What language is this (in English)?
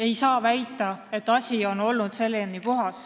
Estonian